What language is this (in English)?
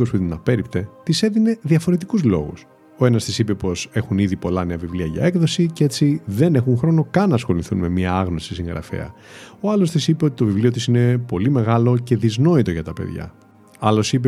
Greek